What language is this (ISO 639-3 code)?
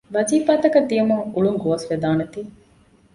div